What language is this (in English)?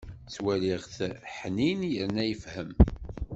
Kabyle